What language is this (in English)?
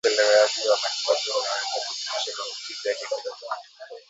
Swahili